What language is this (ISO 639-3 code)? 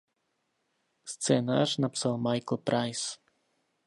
ces